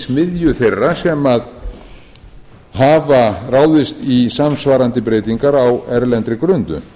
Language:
Icelandic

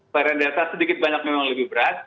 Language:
Indonesian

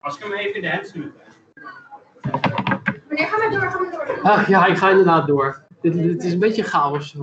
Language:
Dutch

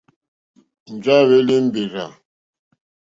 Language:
Mokpwe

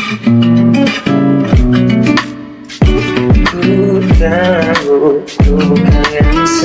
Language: Indonesian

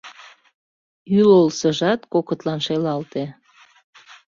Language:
Mari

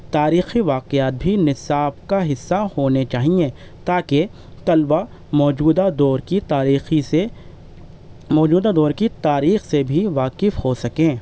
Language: Urdu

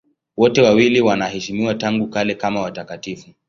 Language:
Swahili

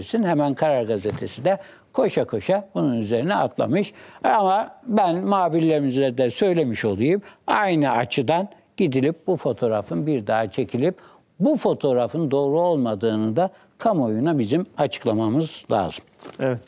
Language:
Turkish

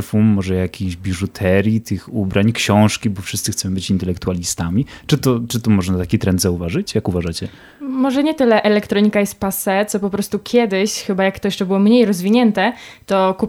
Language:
Polish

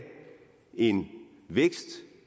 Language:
Danish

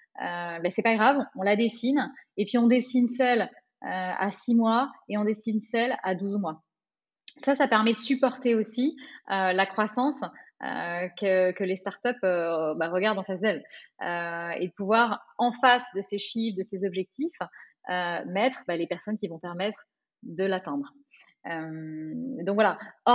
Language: French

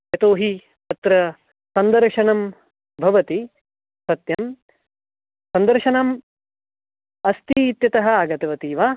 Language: Sanskrit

